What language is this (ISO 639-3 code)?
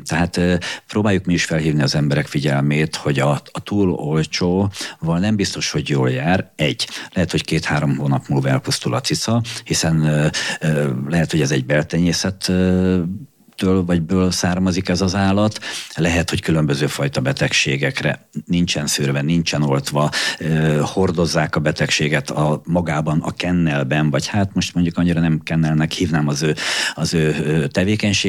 hun